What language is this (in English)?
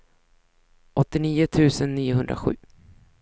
Swedish